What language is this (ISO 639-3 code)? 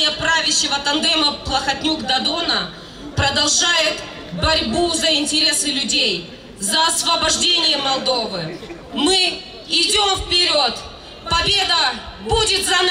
rus